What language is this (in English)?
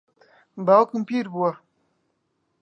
Central Kurdish